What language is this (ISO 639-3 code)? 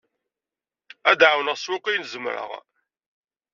kab